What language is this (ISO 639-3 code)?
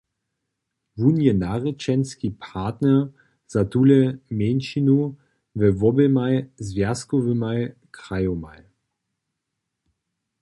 hsb